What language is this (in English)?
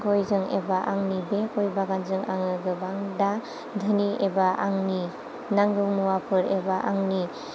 Bodo